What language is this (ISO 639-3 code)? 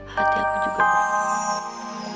ind